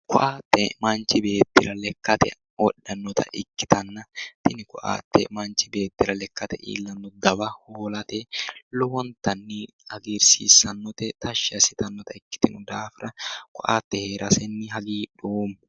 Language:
Sidamo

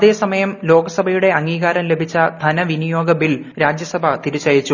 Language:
Malayalam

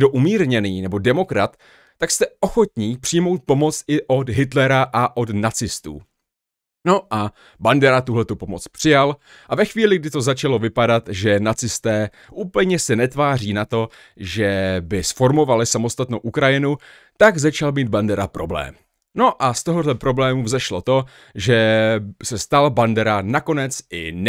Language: Czech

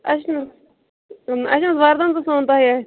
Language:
Kashmiri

